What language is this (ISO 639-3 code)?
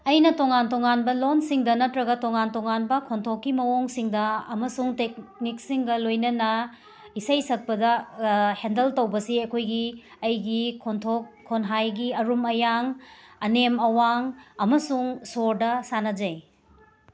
mni